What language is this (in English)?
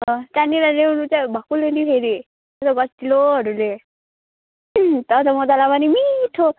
Nepali